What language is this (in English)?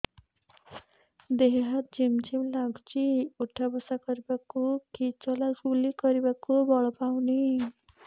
Odia